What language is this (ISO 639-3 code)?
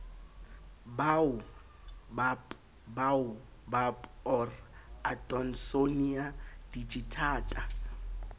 sot